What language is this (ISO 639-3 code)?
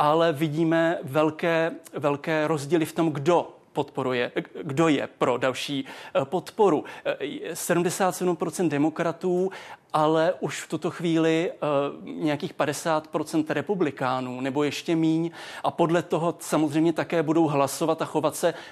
ces